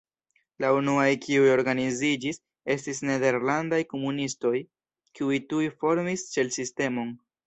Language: Esperanto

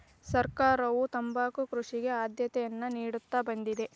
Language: Kannada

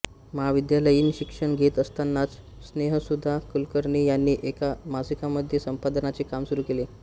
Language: Marathi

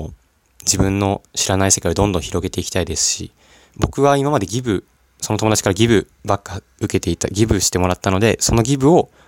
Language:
Japanese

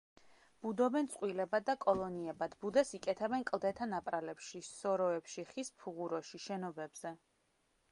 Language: Georgian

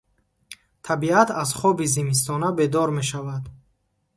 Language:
Tajik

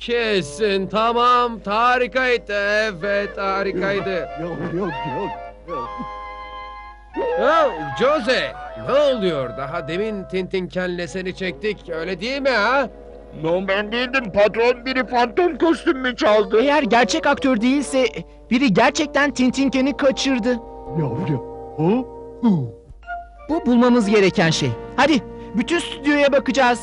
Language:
Turkish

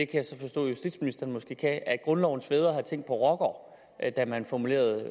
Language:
Danish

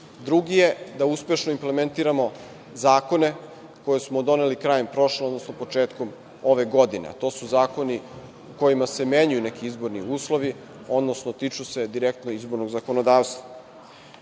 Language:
Serbian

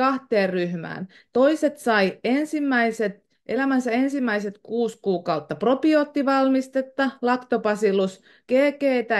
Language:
Finnish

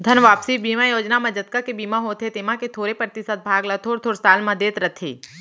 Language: Chhattisgarhi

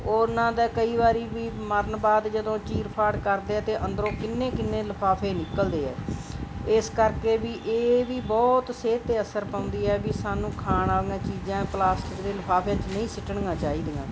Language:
Punjabi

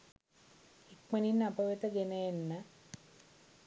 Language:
Sinhala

